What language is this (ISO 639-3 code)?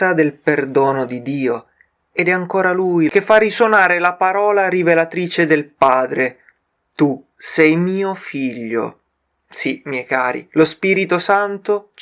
ita